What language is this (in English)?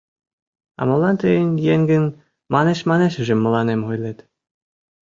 Mari